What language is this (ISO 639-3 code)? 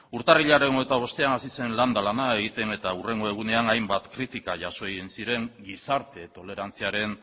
eus